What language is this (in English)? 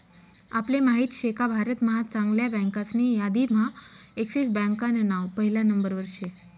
Marathi